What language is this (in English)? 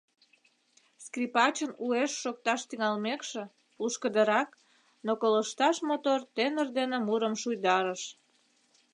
Mari